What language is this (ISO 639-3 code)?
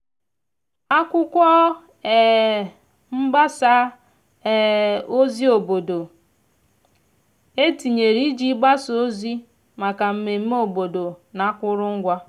ibo